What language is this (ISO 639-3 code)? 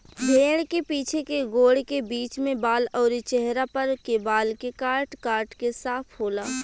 bho